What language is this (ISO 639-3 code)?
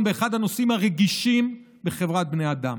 heb